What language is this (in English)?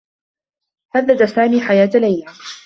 Arabic